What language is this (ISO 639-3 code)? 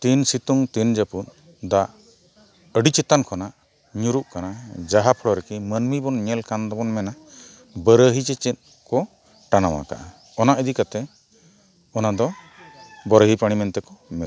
sat